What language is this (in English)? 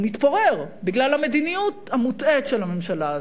Hebrew